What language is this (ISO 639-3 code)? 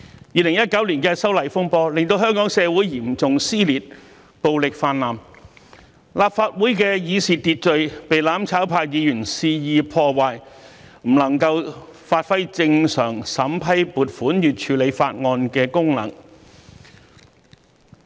yue